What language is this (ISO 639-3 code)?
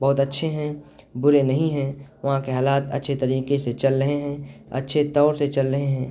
urd